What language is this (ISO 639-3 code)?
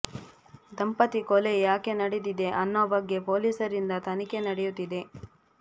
kan